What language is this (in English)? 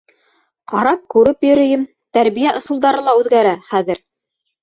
Bashkir